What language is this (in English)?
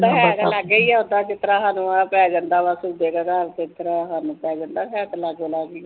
Punjabi